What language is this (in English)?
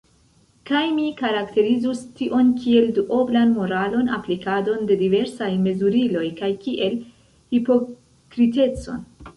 Esperanto